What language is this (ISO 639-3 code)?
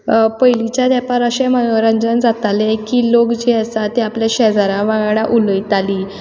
kok